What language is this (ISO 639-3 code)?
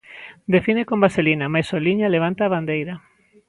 glg